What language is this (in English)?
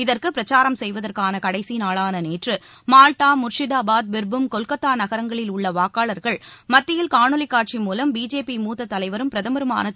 Tamil